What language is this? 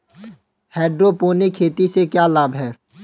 Hindi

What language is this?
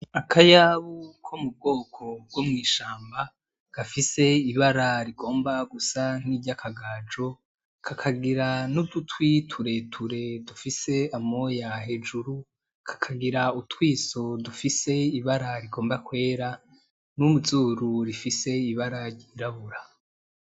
Rundi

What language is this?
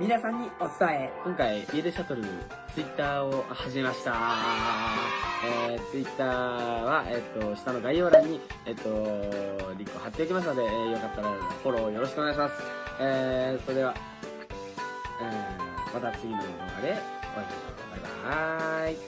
Japanese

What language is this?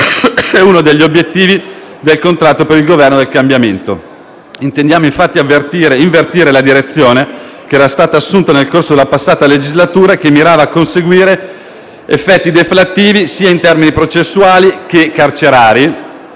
Italian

